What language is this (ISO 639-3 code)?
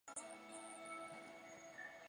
zho